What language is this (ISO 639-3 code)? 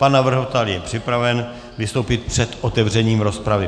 ces